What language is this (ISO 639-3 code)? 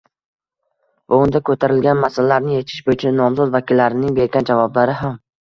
uzb